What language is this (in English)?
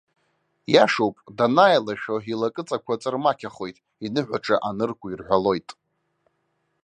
Abkhazian